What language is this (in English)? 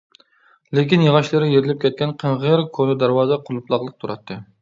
Uyghur